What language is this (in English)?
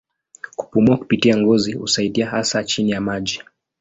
Swahili